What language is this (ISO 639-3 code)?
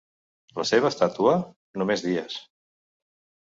cat